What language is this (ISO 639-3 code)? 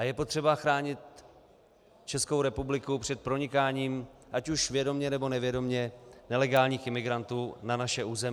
ces